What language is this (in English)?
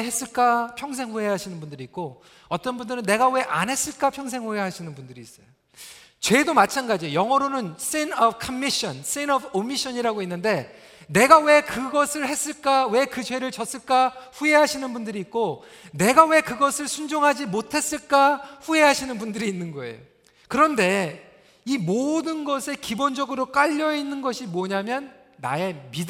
Korean